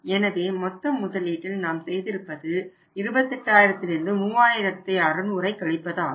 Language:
Tamil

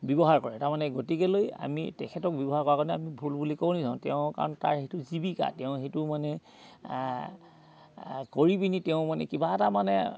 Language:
Assamese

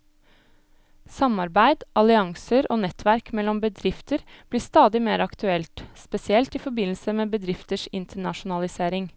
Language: Norwegian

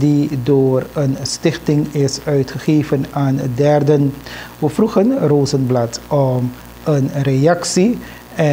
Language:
Dutch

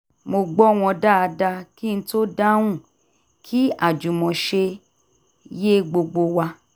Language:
Yoruba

